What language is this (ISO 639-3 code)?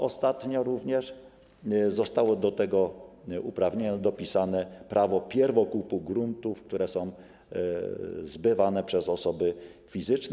pol